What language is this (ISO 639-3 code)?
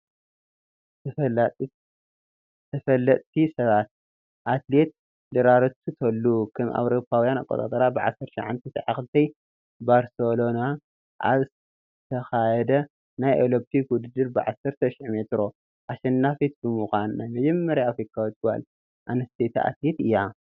tir